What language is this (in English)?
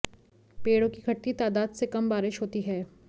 Hindi